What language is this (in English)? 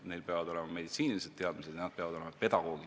Estonian